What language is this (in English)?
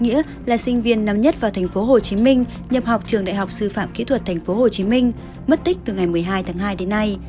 Vietnamese